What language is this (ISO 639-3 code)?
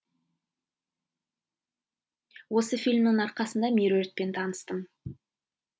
kaz